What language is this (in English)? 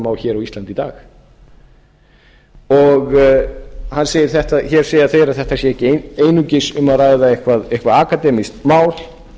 Icelandic